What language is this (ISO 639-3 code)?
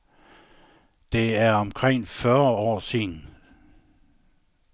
dan